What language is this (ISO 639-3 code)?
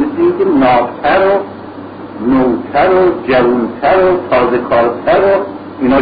fas